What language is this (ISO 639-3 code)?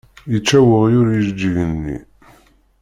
kab